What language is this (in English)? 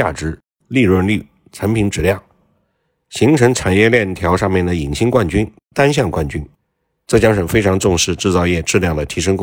Chinese